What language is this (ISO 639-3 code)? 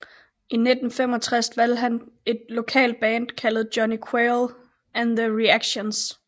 dan